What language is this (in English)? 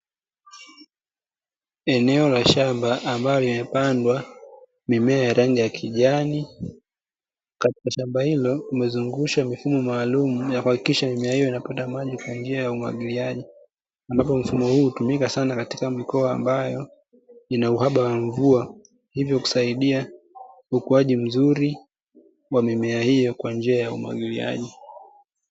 Swahili